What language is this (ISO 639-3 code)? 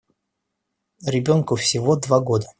rus